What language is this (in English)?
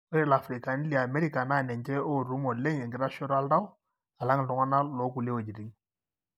Masai